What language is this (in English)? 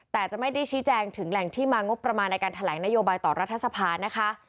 Thai